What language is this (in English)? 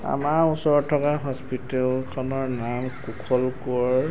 Assamese